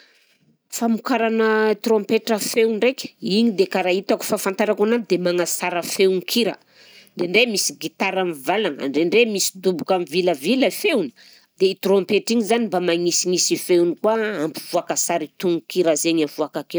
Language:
Southern Betsimisaraka Malagasy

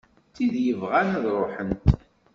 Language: Kabyle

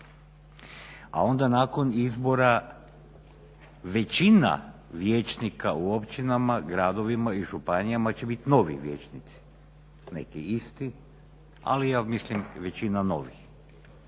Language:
Croatian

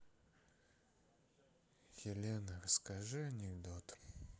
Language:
Russian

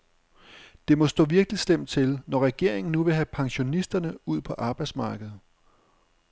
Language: Danish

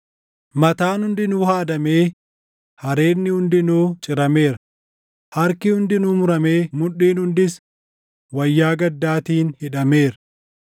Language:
Oromo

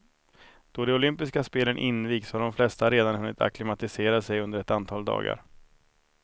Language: Swedish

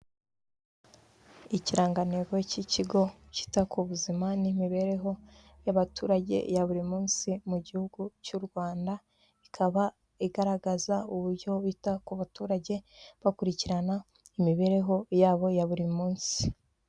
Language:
Kinyarwanda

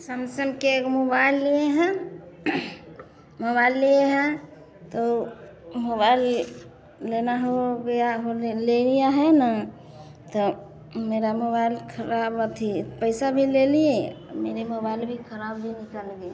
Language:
Hindi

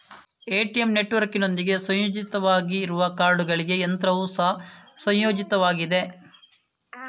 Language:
Kannada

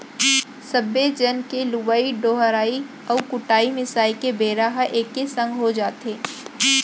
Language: Chhattisgarhi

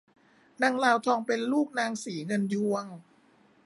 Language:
Thai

